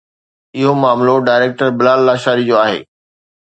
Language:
Sindhi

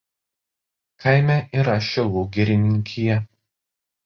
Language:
Lithuanian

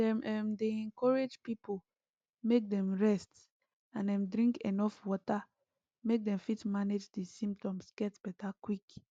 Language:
Nigerian Pidgin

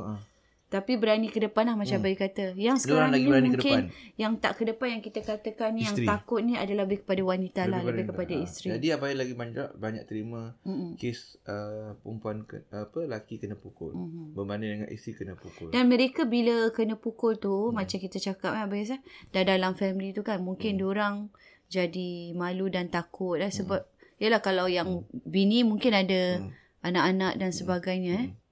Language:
Malay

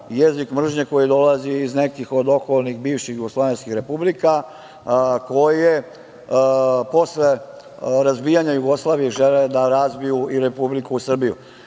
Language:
Serbian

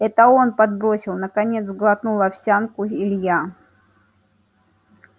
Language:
Russian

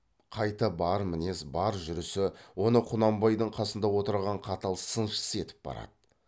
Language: Kazakh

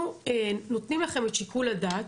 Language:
Hebrew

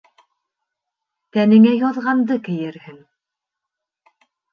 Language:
Bashkir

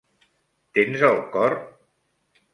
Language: Catalan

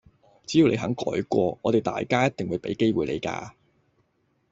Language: Cantonese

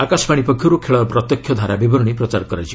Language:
Odia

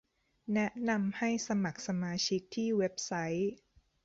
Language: Thai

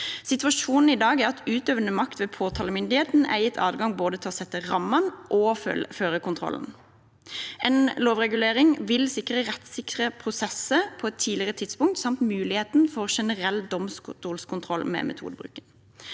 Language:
Norwegian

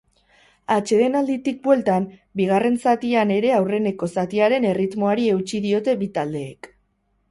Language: Basque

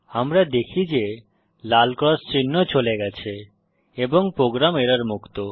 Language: Bangla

